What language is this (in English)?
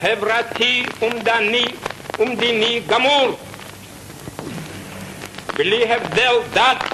Hebrew